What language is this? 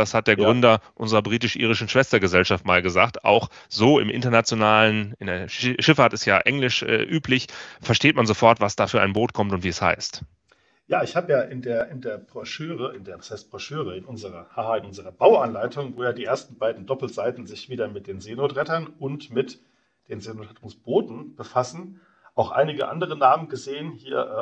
German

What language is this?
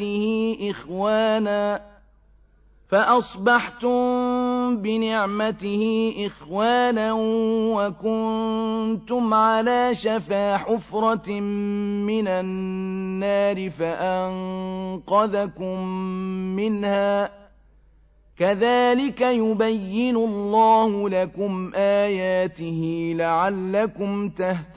Arabic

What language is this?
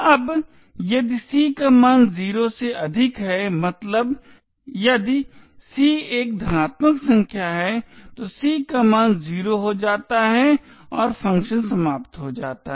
Hindi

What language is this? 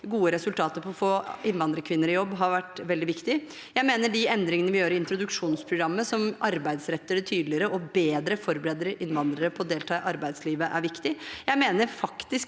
Norwegian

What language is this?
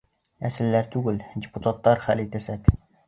Bashkir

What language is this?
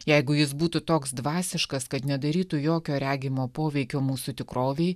Lithuanian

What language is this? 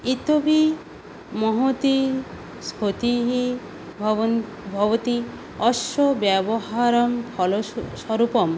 Sanskrit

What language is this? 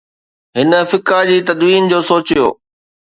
Sindhi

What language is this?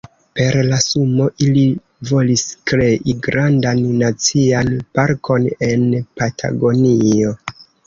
Esperanto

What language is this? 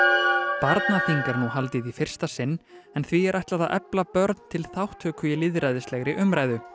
Icelandic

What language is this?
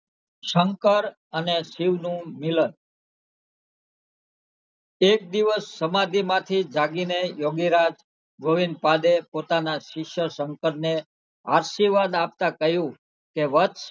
Gujarati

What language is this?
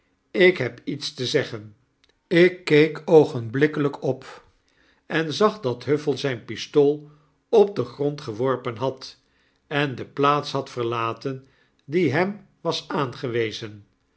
Dutch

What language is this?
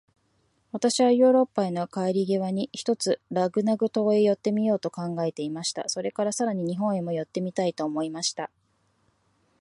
Japanese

